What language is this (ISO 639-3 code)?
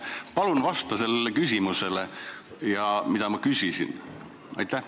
est